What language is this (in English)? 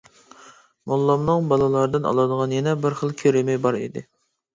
Uyghur